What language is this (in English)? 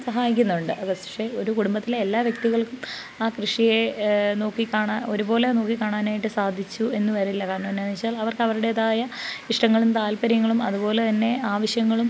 Malayalam